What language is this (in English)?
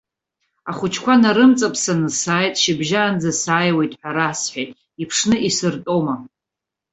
Abkhazian